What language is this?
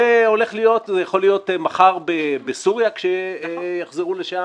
Hebrew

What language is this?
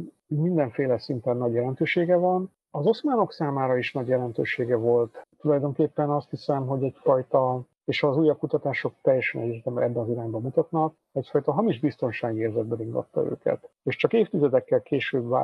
Hungarian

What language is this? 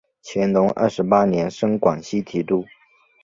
Chinese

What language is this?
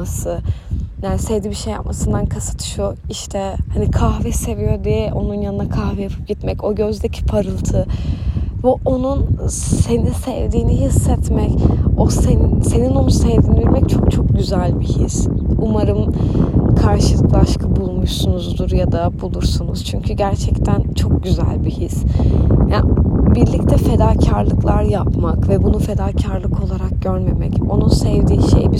Turkish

